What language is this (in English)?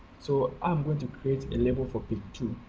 English